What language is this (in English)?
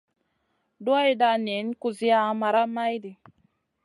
Masana